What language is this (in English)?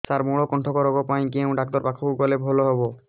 Odia